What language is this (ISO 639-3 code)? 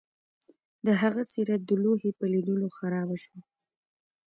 pus